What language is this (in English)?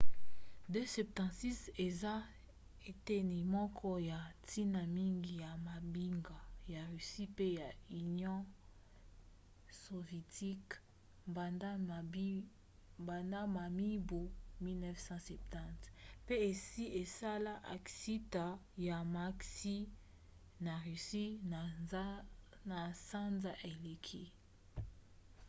Lingala